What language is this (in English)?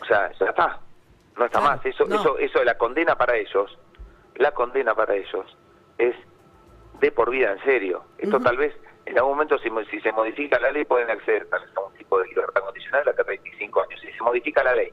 Spanish